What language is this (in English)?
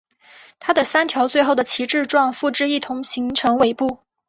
Chinese